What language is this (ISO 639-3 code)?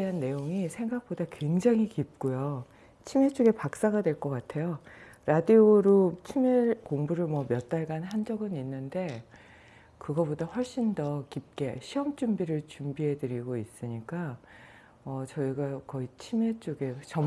kor